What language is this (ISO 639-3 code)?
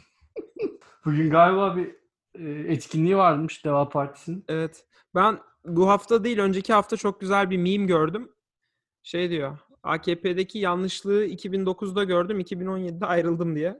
tur